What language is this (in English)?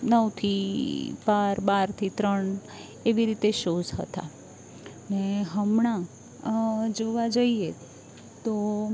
Gujarati